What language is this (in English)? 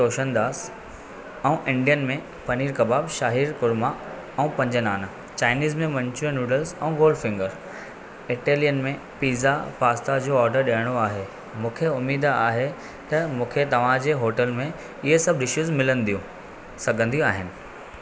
Sindhi